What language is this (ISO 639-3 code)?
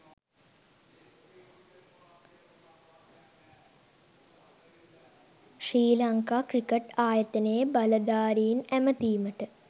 sin